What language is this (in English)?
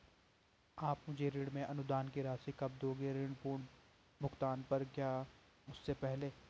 Hindi